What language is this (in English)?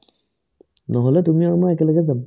Assamese